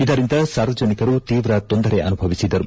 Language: Kannada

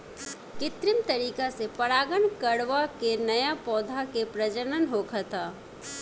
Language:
Bhojpuri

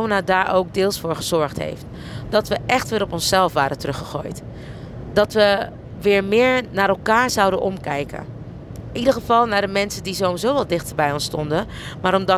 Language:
Dutch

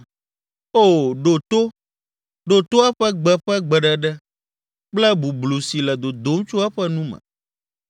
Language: Ewe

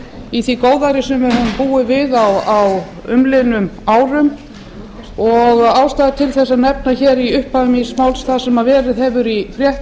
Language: Icelandic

